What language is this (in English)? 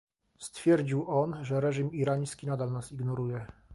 Polish